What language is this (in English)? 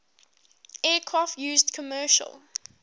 English